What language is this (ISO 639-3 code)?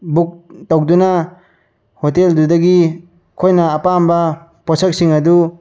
mni